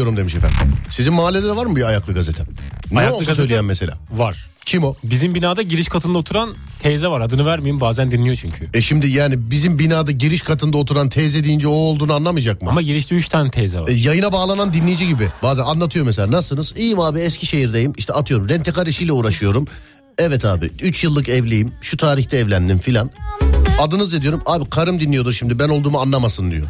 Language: Turkish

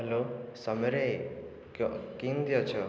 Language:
Odia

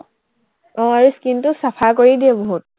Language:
Assamese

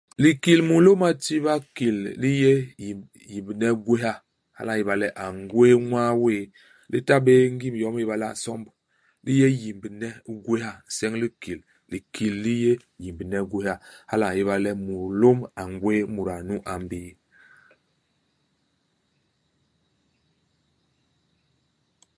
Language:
Basaa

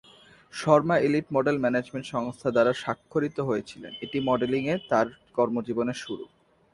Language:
Bangla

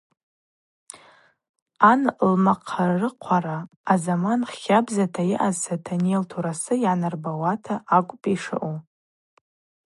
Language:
Abaza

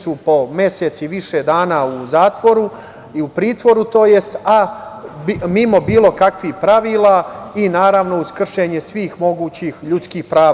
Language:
Serbian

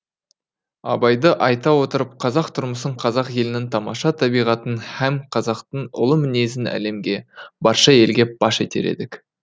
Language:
Kazakh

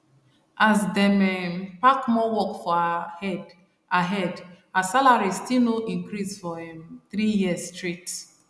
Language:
Nigerian Pidgin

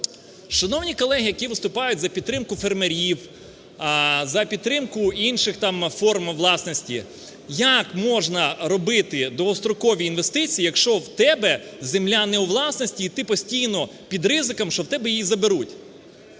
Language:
Ukrainian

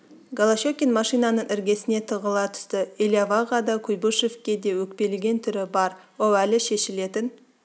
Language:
Kazakh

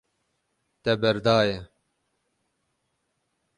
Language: Kurdish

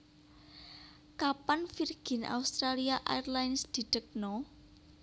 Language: Javanese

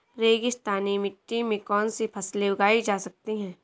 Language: Hindi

